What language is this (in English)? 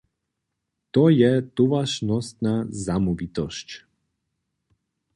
Upper Sorbian